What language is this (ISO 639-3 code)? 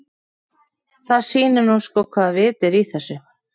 isl